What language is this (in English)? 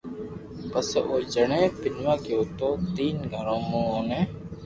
Loarki